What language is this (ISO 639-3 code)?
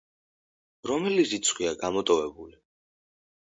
kat